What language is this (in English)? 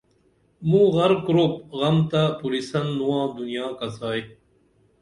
Dameli